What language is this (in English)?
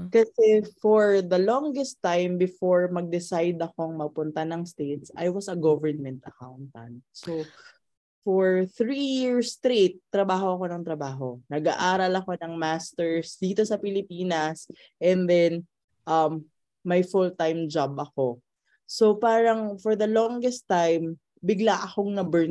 Filipino